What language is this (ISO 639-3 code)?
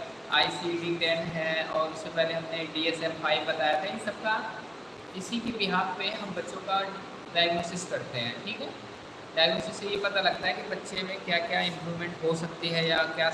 hin